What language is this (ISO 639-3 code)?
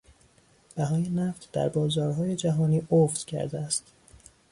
fas